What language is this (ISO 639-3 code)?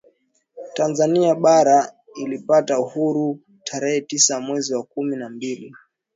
swa